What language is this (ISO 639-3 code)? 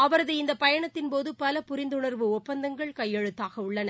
tam